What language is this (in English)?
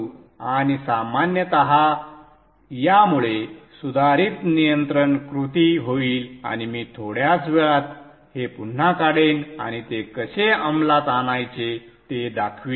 Marathi